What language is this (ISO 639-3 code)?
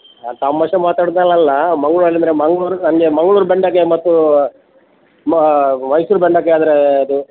kan